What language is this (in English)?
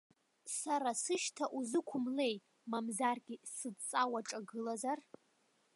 Abkhazian